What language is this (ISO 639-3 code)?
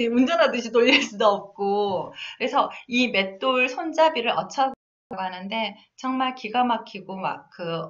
kor